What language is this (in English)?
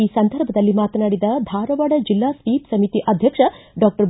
Kannada